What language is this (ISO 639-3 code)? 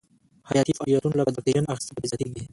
pus